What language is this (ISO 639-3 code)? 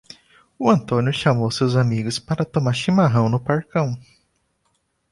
por